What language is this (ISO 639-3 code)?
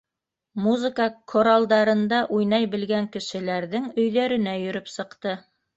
bak